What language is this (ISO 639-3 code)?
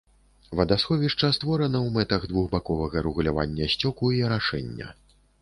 bel